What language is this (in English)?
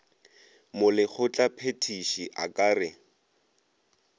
Northern Sotho